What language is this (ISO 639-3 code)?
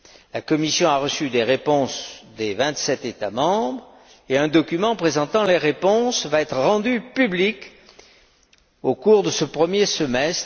fra